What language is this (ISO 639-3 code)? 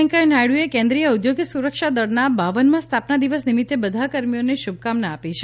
guj